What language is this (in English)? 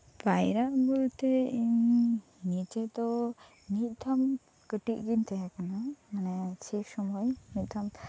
Santali